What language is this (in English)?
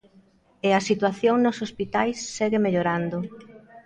Galician